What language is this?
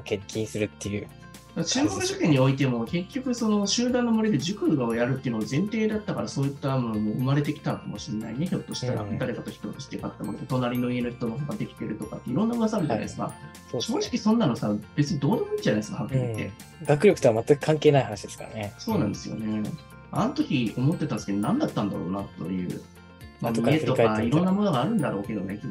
Japanese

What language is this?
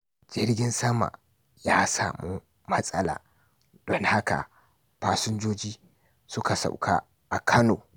Hausa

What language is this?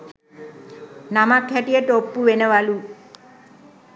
Sinhala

